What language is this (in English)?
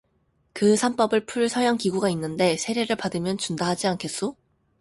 Korean